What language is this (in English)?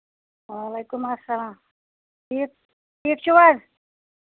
Kashmiri